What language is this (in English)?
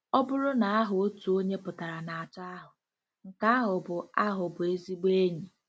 Igbo